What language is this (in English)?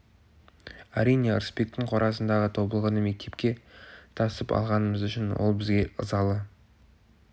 Kazakh